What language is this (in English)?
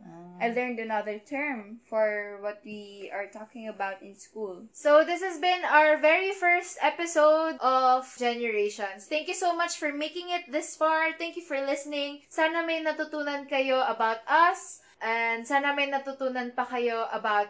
Filipino